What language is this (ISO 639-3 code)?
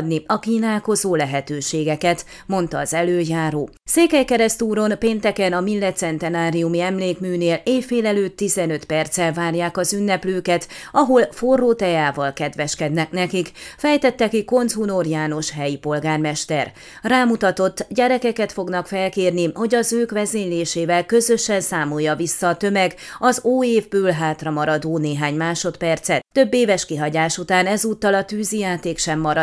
hun